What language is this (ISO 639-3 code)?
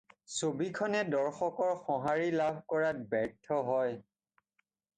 asm